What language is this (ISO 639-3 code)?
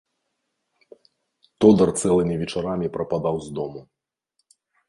bel